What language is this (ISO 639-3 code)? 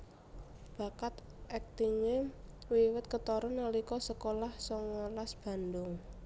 jav